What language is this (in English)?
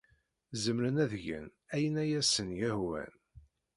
Kabyle